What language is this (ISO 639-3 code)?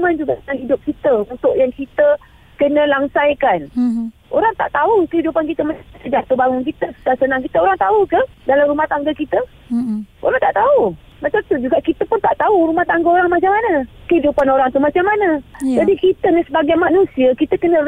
msa